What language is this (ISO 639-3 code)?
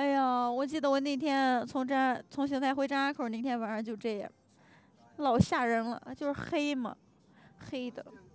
zho